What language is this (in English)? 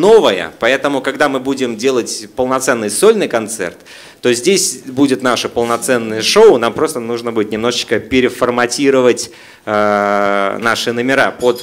Russian